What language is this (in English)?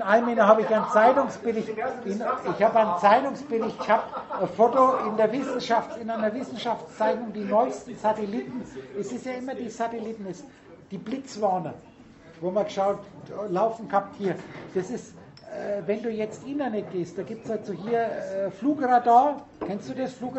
German